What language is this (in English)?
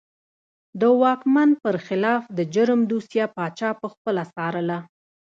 Pashto